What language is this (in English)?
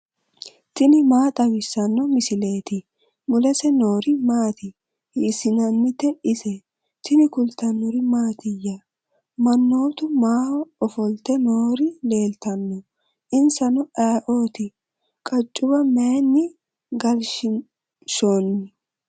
Sidamo